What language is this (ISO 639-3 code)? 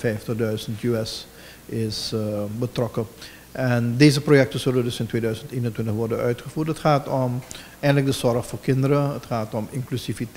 nld